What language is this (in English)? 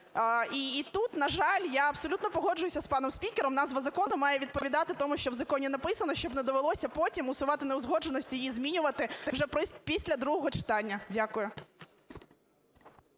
Ukrainian